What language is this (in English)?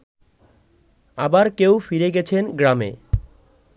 Bangla